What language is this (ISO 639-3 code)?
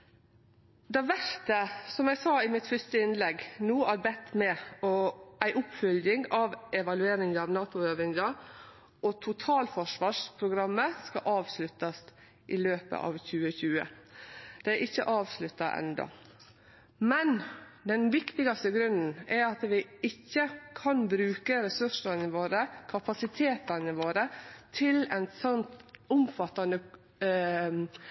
nno